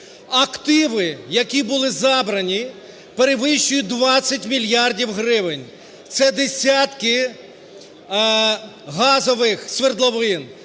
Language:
Ukrainian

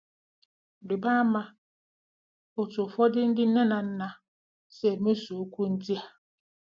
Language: Igbo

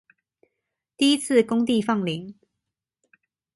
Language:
Chinese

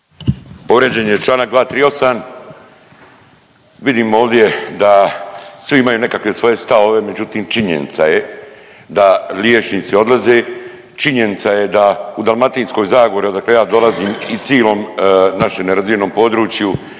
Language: Croatian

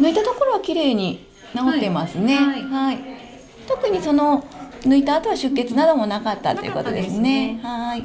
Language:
Japanese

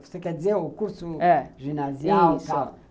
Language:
Portuguese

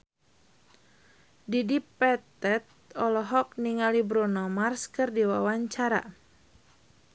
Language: Sundanese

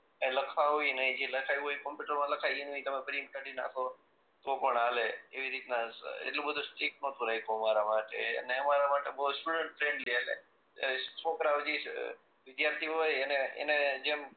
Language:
Gujarati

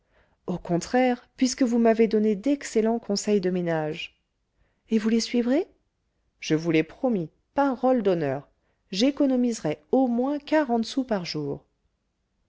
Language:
French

